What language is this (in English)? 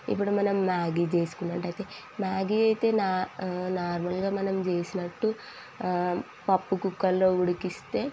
Telugu